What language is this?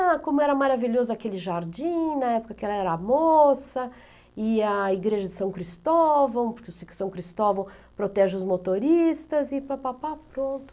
Portuguese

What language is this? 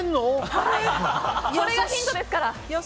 Japanese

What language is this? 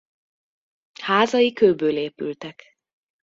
Hungarian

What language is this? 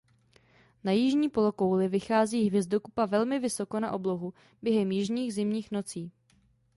Czech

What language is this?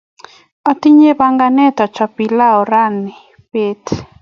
Kalenjin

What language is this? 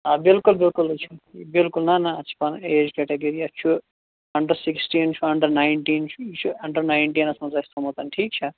Kashmiri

